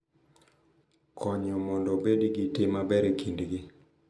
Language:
Luo (Kenya and Tanzania)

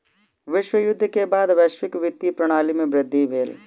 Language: Maithili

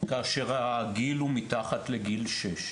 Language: Hebrew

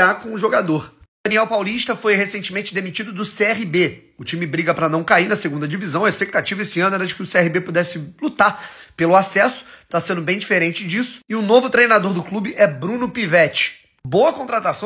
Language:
Portuguese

